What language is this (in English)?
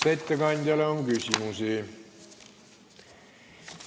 Estonian